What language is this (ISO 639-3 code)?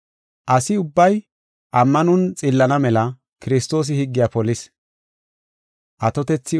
gof